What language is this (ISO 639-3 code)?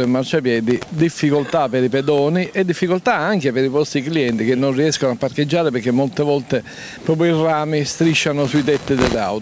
ita